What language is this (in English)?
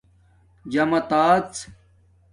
Domaaki